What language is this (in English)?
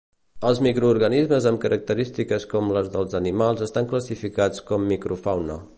Catalan